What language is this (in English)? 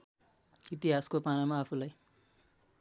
Nepali